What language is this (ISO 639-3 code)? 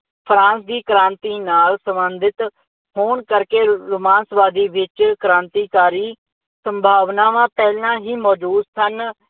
pan